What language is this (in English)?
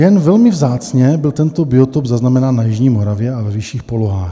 Czech